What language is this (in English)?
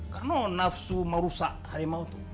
Indonesian